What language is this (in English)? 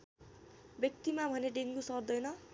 Nepali